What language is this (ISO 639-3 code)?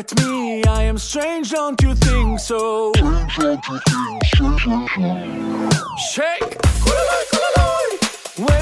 heb